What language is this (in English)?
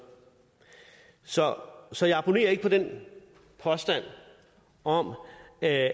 Danish